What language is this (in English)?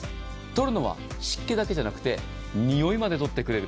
Japanese